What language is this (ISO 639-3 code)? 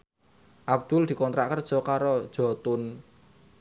jav